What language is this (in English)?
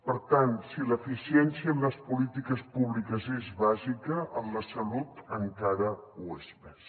Catalan